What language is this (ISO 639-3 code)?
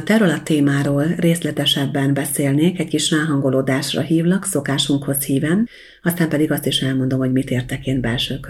hun